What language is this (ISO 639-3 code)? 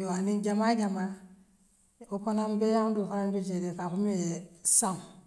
mlq